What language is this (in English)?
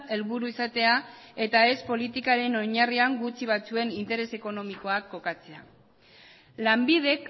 Basque